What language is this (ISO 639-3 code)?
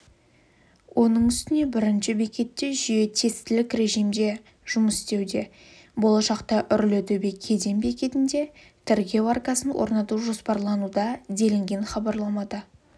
kaz